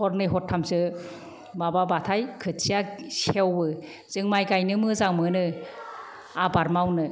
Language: Bodo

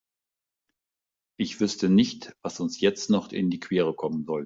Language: German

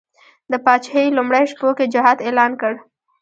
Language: Pashto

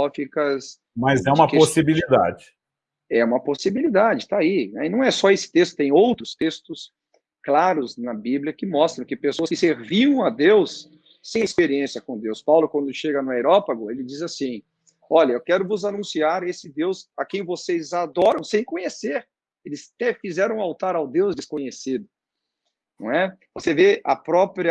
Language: Portuguese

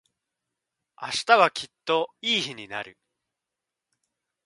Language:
Japanese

